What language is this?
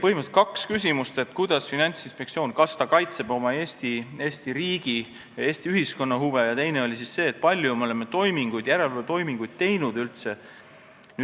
Estonian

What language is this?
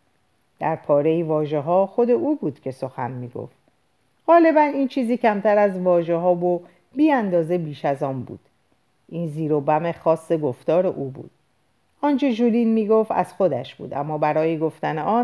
Persian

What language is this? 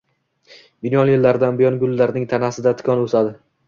Uzbek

